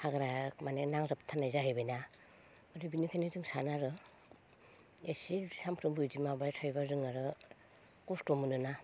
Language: Bodo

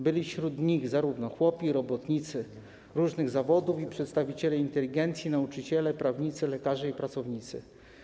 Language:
Polish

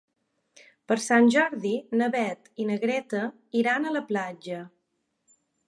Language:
Catalan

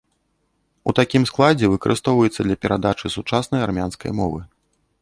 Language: Belarusian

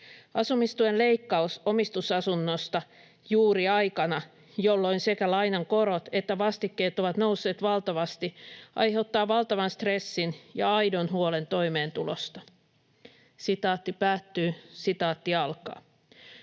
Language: Finnish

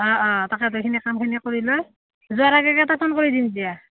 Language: Assamese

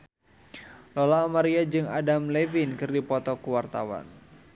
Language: Sundanese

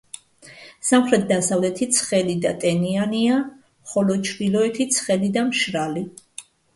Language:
Georgian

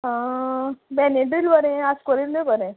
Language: Konkani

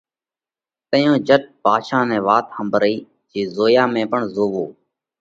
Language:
Parkari Koli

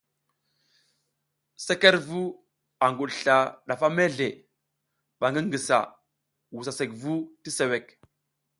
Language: South Giziga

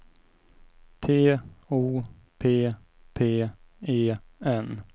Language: Swedish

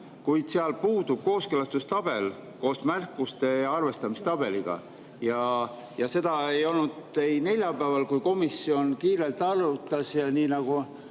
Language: Estonian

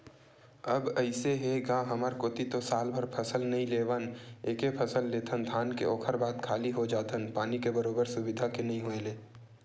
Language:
Chhattisgarhi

